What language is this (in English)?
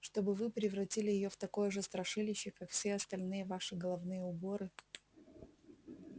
Russian